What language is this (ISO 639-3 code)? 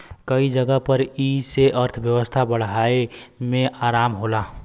bho